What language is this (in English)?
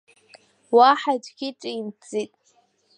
Abkhazian